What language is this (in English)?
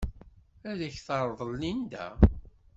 Kabyle